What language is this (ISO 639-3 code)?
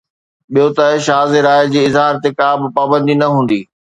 snd